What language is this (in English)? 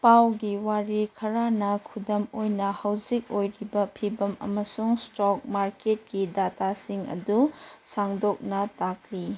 Manipuri